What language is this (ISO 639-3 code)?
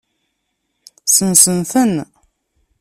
kab